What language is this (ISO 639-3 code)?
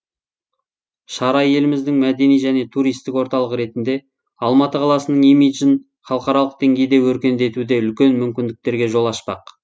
kaz